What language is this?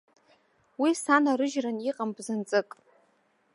Abkhazian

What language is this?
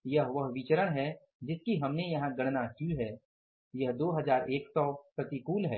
Hindi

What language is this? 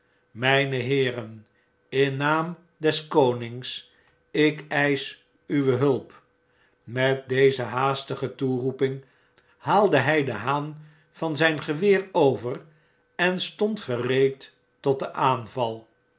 Dutch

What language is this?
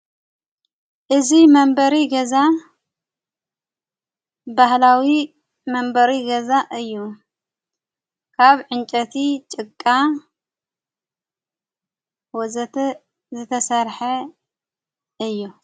Tigrinya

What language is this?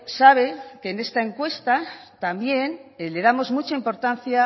Spanish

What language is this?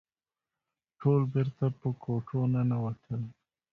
Pashto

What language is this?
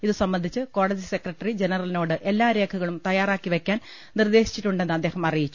Malayalam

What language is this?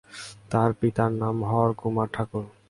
Bangla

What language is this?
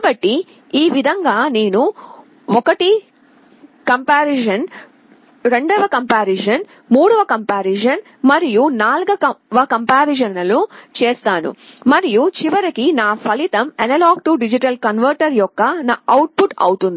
Telugu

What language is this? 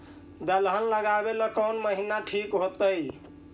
Magahi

